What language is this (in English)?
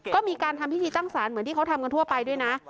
Thai